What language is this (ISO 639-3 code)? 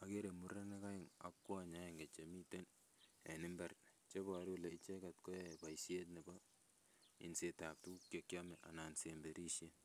kln